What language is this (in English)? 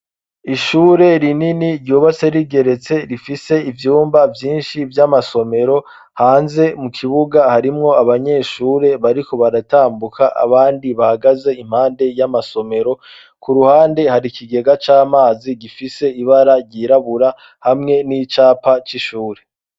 Rundi